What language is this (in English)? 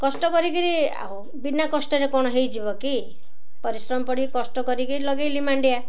Odia